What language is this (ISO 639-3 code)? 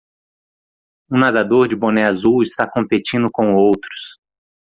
por